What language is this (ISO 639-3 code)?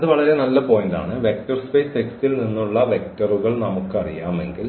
mal